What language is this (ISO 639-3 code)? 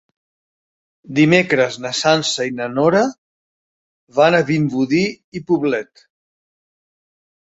cat